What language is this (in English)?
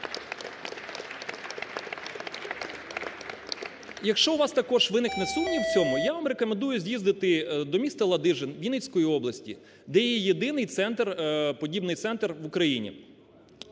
Ukrainian